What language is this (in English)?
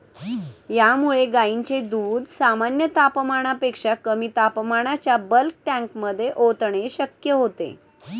Marathi